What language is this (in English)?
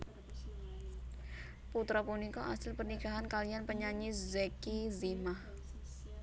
Javanese